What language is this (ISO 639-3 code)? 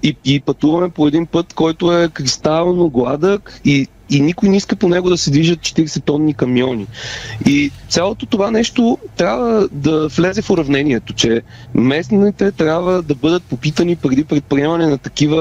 bul